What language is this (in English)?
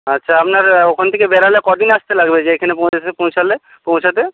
Bangla